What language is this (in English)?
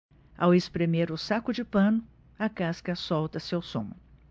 Portuguese